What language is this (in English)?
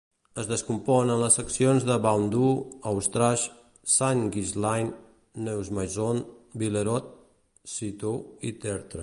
Catalan